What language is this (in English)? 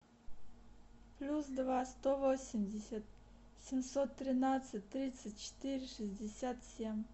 Russian